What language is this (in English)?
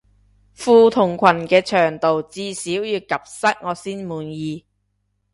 Cantonese